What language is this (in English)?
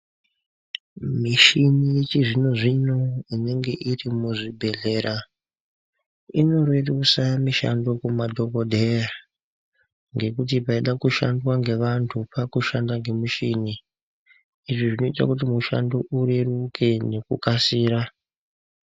Ndau